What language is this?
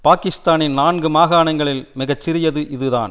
Tamil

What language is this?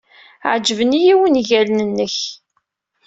Kabyle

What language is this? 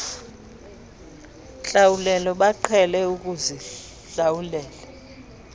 Xhosa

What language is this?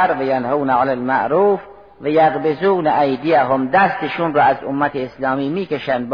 Persian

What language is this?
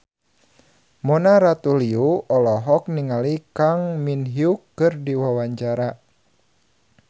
Sundanese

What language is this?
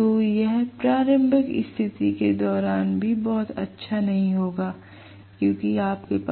Hindi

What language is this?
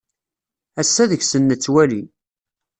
Kabyle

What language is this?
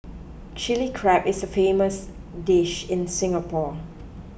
English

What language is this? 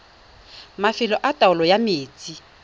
Tswana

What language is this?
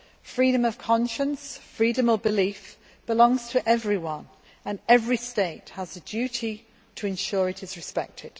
English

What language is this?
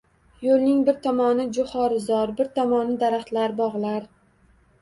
Uzbek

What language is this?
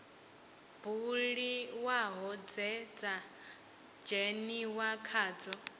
Venda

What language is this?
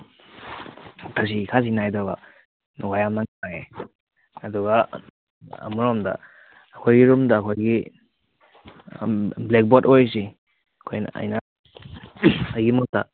Manipuri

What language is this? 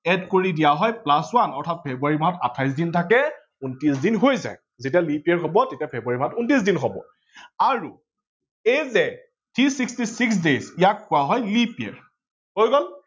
Assamese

